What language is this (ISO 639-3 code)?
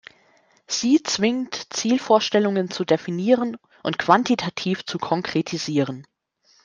deu